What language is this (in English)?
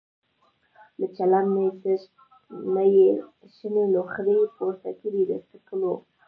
Pashto